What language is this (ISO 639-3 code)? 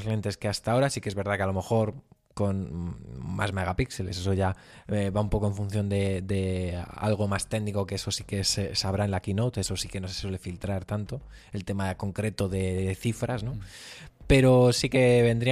spa